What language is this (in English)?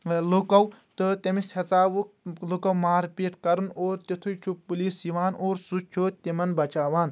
Kashmiri